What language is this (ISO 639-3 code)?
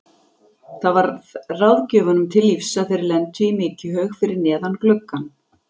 isl